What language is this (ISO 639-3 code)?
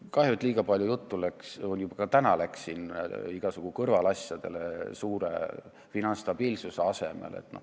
est